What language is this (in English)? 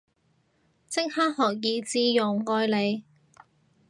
Cantonese